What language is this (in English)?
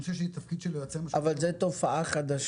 Hebrew